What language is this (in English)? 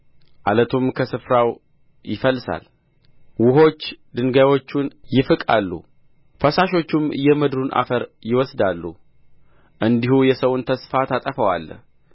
Amharic